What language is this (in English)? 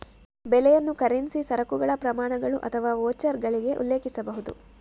Kannada